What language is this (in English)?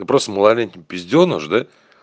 Russian